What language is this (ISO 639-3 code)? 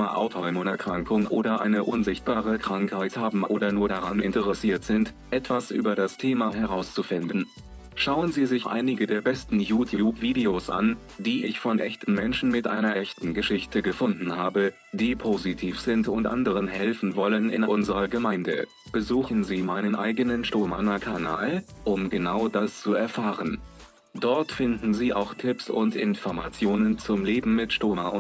deu